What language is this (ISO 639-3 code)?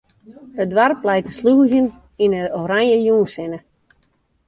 fry